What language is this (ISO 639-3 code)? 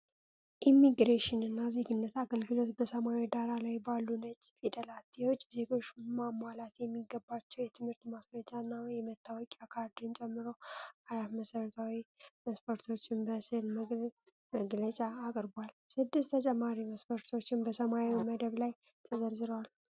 amh